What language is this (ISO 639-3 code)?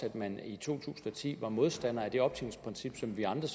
dan